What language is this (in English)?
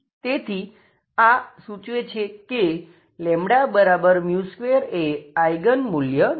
Gujarati